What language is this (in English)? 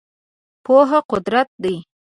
Pashto